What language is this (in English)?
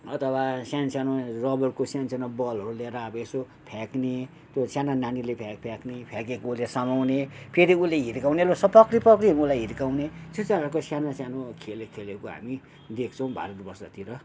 Nepali